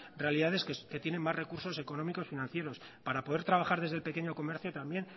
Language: Spanish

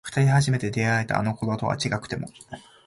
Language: Japanese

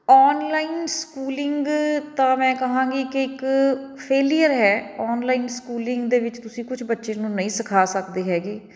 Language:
Punjabi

